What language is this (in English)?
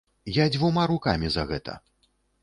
Belarusian